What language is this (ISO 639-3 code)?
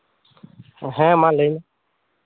sat